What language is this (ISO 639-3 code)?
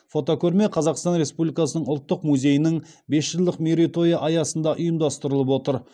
kaz